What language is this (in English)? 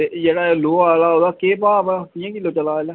Dogri